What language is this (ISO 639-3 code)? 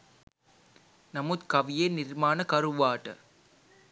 sin